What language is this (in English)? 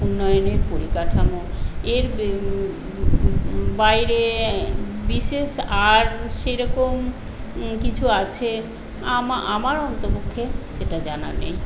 Bangla